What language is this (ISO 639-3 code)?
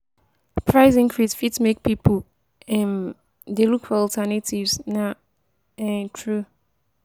pcm